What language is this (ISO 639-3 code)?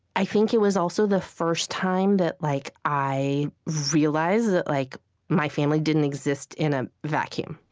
eng